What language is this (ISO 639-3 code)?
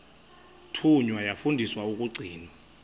xho